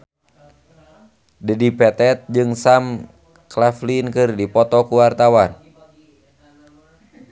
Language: Sundanese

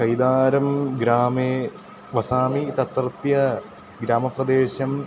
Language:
Sanskrit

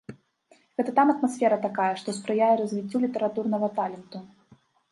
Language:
Belarusian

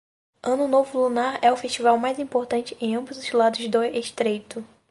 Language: Portuguese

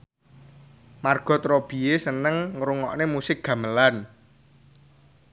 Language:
Javanese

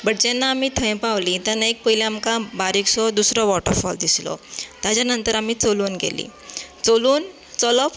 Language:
Konkani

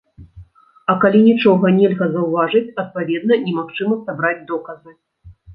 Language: Belarusian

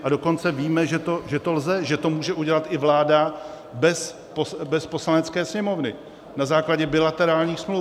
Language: Czech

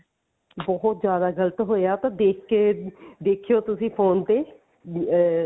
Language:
Punjabi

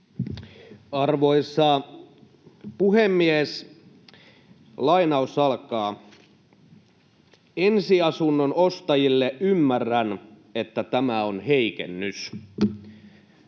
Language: Finnish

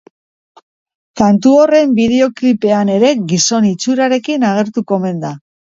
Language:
Basque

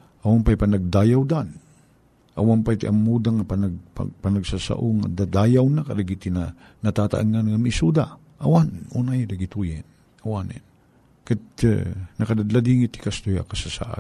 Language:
Filipino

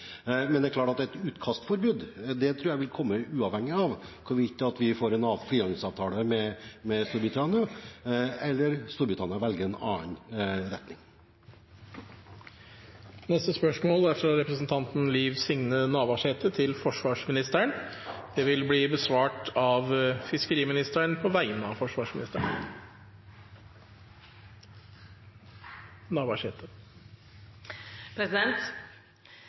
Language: Norwegian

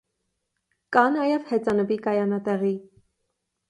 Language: Armenian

